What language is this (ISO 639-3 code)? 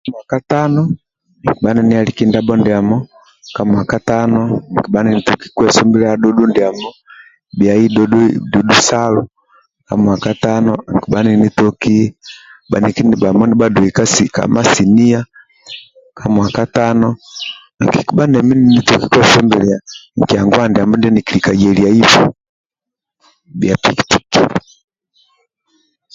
rwm